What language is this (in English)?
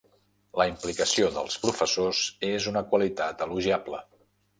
Catalan